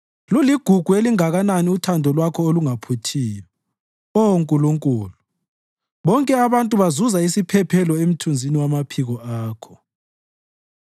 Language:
North Ndebele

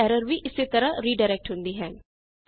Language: Punjabi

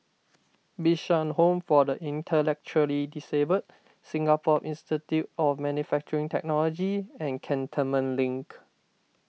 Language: English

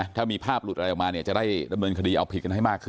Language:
Thai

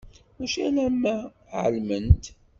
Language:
Kabyle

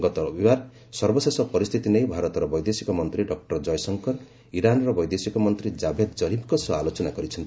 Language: Odia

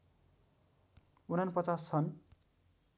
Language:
Nepali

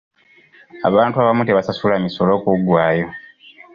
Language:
Ganda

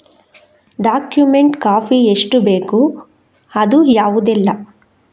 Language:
Kannada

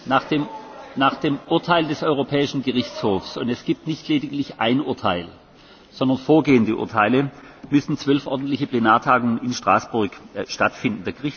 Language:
German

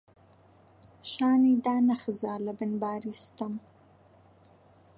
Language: Central Kurdish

